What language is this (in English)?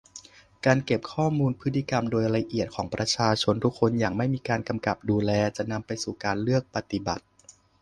Thai